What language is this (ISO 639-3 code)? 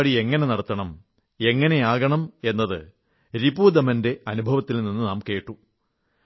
mal